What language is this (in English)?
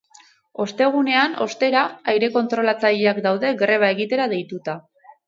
Basque